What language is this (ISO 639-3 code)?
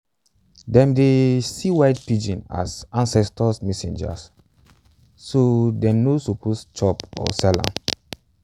pcm